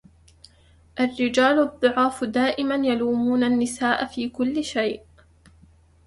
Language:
Arabic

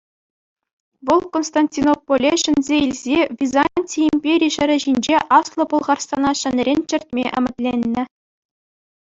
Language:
Chuvash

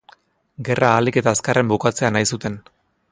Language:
Basque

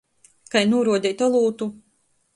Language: Latgalian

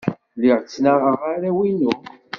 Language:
Kabyle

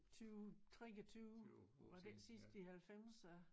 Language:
Danish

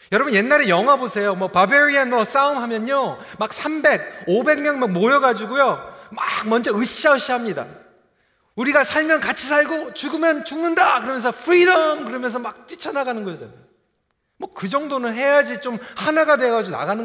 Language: Korean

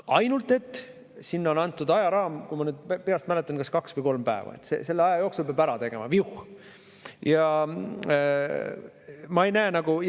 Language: Estonian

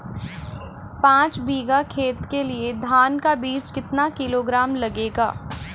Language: Hindi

